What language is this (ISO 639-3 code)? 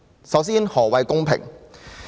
yue